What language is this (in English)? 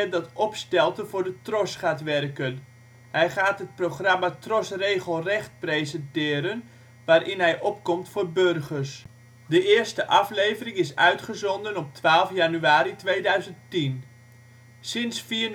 Dutch